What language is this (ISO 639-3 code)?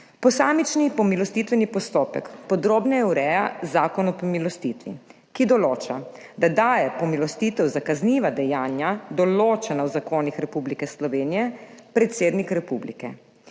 slv